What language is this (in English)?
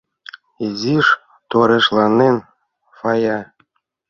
Mari